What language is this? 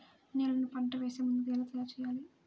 Telugu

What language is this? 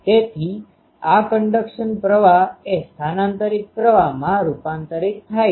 Gujarati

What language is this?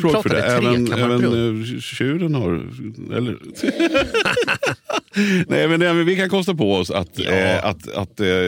Swedish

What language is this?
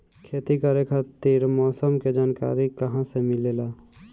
Bhojpuri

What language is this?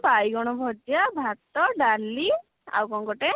Odia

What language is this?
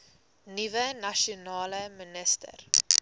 Afrikaans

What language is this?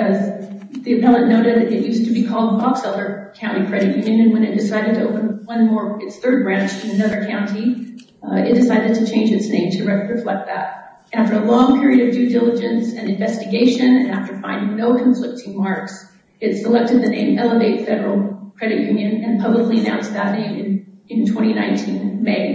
English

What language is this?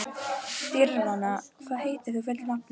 Icelandic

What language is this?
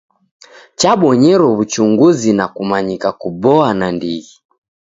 Taita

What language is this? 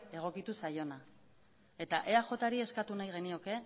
Basque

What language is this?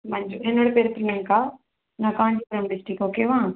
Tamil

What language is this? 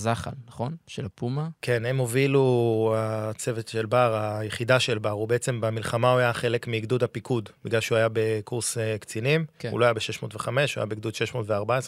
Hebrew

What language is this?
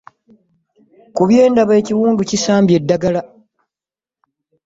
Ganda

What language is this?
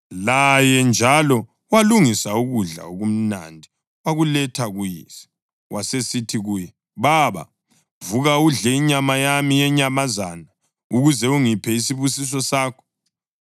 North Ndebele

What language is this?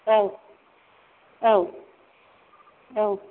Bodo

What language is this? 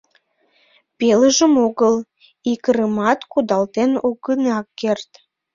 Mari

